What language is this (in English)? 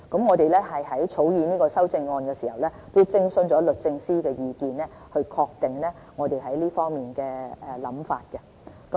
Cantonese